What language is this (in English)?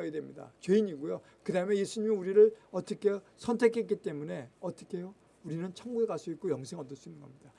Korean